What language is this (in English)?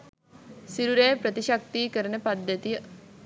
Sinhala